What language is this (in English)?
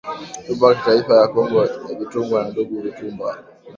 Swahili